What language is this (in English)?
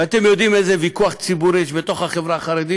Hebrew